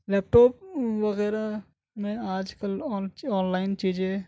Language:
Urdu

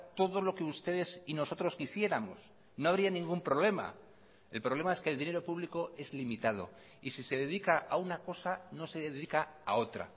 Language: Spanish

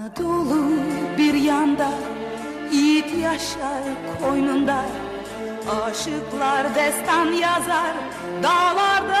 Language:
Romanian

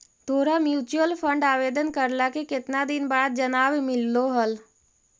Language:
Magahi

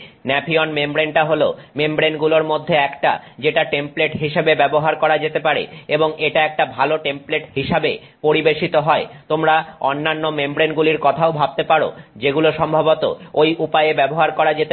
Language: Bangla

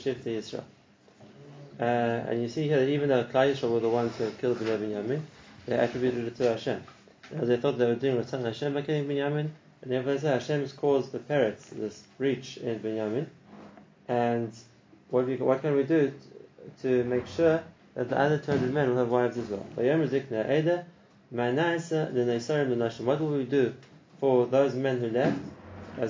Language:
English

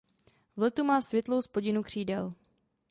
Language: Czech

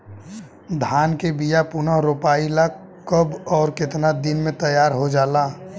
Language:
Bhojpuri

